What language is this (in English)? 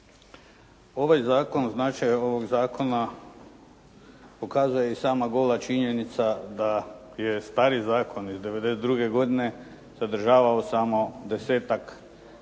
Croatian